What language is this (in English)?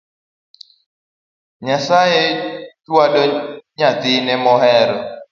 Luo (Kenya and Tanzania)